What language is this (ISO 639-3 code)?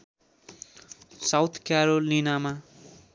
nep